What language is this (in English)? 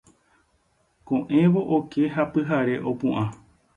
Guarani